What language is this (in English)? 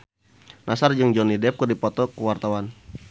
Sundanese